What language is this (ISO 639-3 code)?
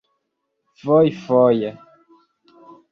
epo